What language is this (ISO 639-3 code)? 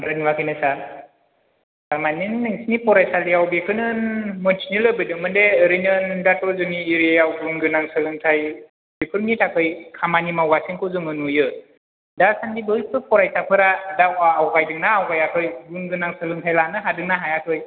brx